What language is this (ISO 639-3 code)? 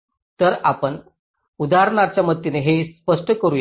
mar